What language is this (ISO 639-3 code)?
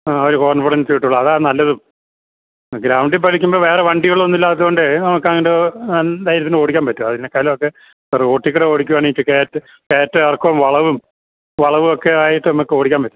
mal